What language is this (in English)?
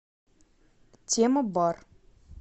Russian